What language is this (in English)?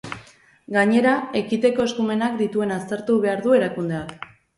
Basque